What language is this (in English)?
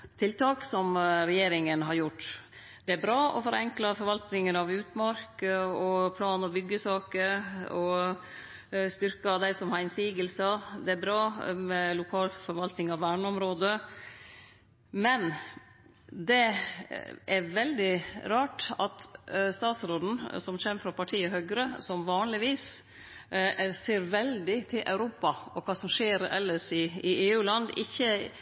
Norwegian Nynorsk